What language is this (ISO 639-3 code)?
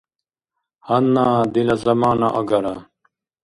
dar